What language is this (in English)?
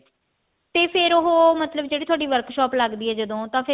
Punjabi